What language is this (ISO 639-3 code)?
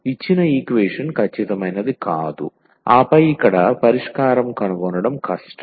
tel